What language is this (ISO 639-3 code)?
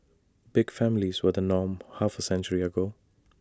eng